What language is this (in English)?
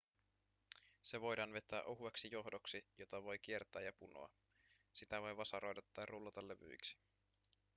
Finnish